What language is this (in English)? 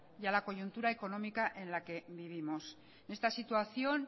Spanish